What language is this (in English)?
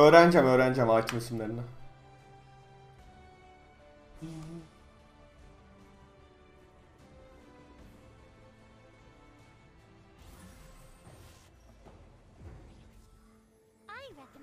Turkish